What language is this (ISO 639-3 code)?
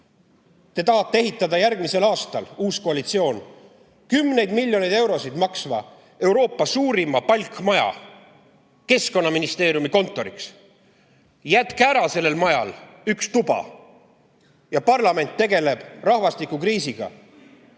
est